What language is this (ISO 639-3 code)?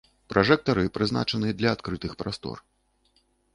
bel